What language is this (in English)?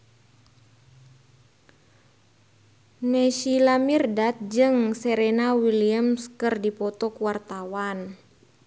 Sundanese